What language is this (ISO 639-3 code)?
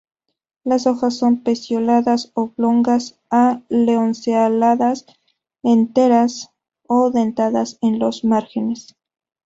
spa